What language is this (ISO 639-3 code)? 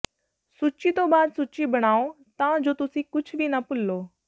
pan